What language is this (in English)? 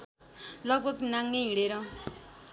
Nepali